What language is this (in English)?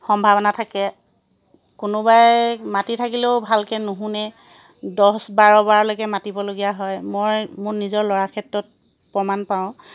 Assamese